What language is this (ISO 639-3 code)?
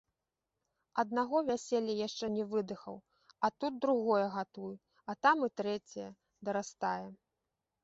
bel